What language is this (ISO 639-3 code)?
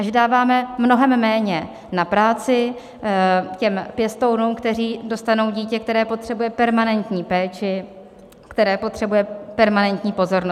ces